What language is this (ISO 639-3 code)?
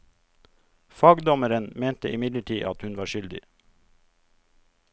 nor